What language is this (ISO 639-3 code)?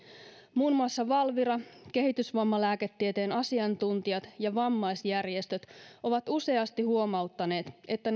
fin